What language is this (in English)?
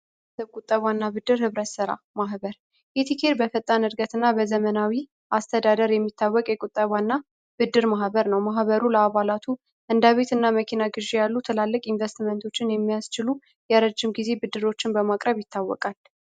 Amharic